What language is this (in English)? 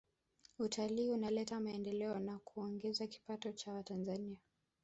Swahili